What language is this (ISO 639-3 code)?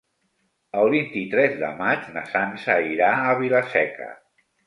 cat